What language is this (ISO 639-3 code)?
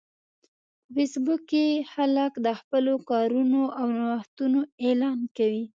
pus